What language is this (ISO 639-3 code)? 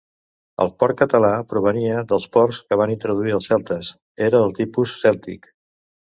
cat